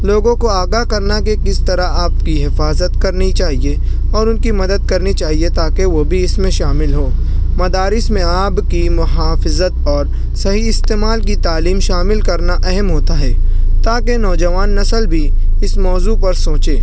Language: Urdu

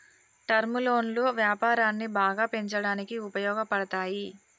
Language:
Telugu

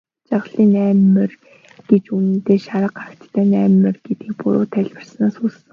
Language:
Mongolian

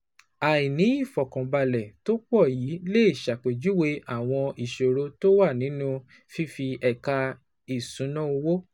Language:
Yoruba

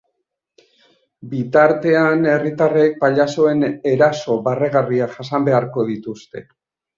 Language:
Basque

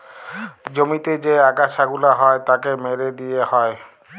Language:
Bangla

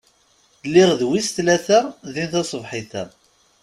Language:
Kabyle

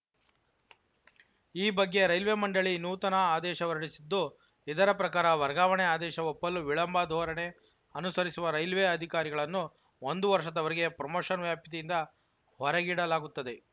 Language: Kannada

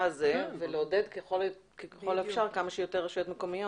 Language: Hebrew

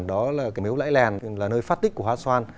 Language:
Vietnamese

